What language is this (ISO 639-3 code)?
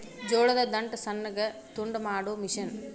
kan